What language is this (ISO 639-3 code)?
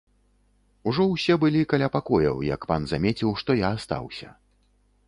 bel